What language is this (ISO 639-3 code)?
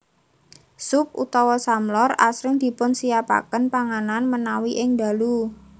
jav